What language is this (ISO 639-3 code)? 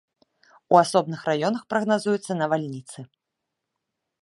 bel